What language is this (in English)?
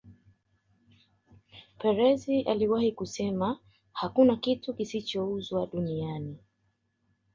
Swahili